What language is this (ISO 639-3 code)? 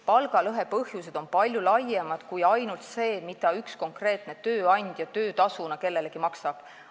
est